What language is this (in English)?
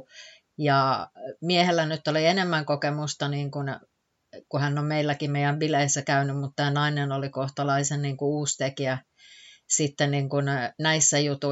Finnish